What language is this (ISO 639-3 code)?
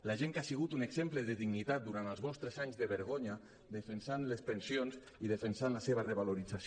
cat